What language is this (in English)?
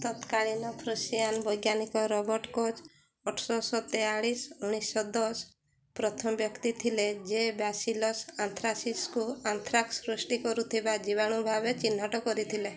Odia